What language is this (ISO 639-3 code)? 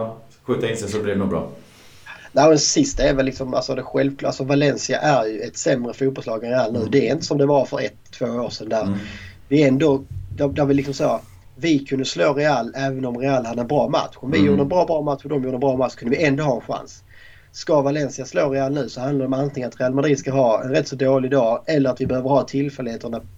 swe